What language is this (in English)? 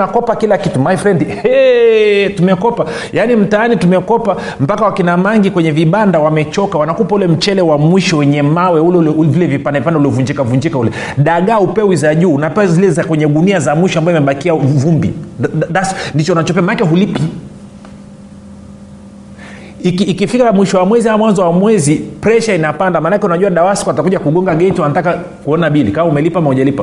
Swahili